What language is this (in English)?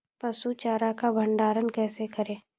Maithili